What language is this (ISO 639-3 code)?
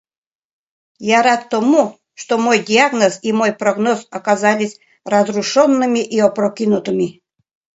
chm